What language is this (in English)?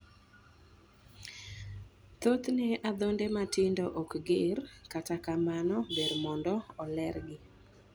Luo (Kenya and Tanzania)